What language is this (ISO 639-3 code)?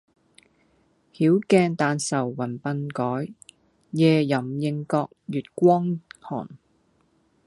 yue